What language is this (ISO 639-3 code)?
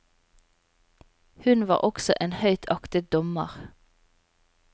nor